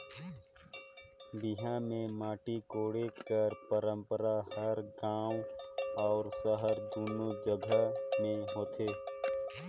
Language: Chhattisgarhi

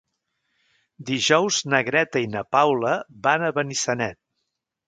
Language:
Catalan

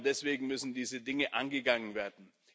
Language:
German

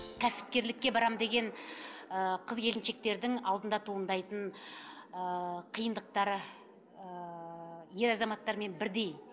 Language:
Kazakh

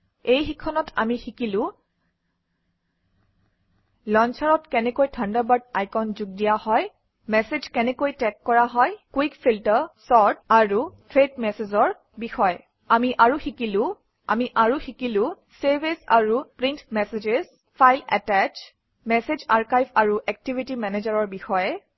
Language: Assamese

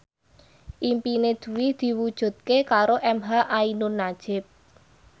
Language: Javanese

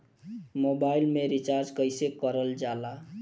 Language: Bhojpuri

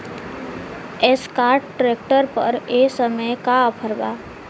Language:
Bhojpuri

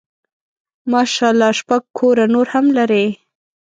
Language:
Pashto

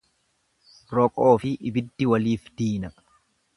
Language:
Oromo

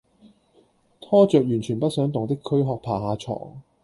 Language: Cantonese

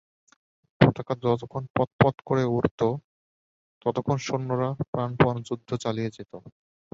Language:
Bangla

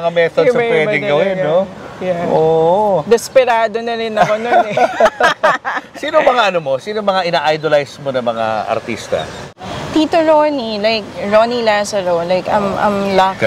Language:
Filipino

